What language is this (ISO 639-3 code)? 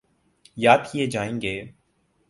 urd